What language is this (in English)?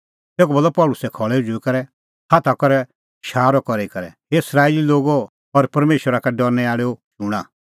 Kullu Pahari